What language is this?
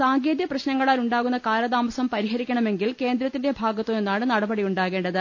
Malayalam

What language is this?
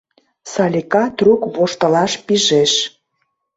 Mari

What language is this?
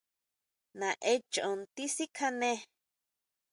Huautla Mazatec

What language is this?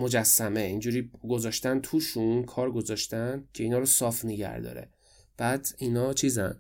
Persian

